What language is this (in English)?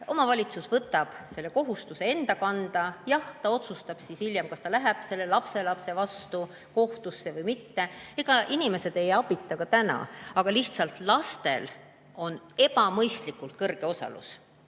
Estonian